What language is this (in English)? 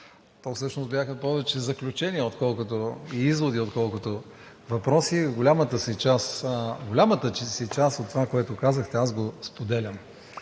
Bulgarian